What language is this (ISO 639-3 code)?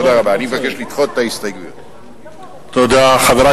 heb